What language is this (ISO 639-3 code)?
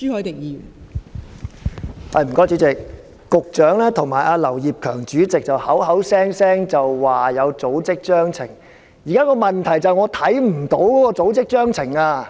yue